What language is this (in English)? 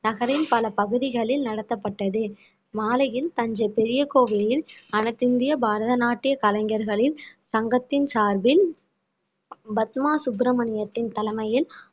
Tamil